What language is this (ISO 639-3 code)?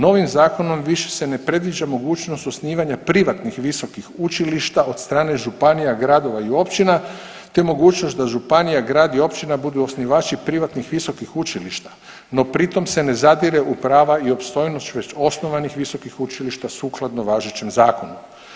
hrv